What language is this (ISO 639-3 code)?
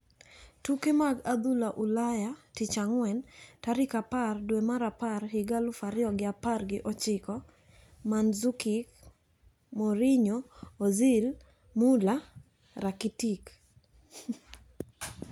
luo